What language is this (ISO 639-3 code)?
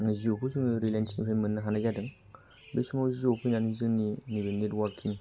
brx